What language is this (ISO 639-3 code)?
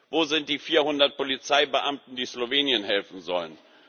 deu